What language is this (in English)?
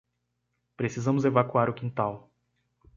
Portuguese